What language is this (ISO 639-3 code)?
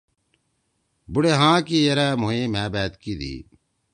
trw